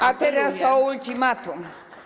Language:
Polish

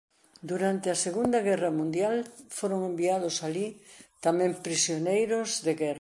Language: Galician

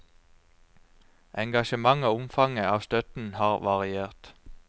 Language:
Norwegian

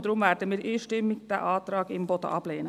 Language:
Swiss German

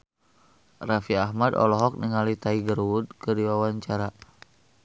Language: Sundanese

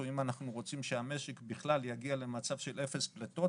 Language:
Hebrew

